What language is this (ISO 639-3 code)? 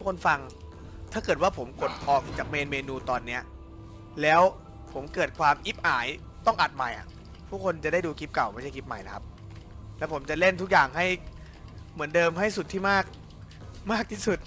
tha